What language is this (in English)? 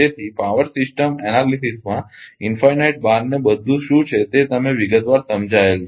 Gujarati